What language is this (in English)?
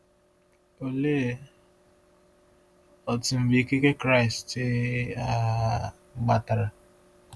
Igbo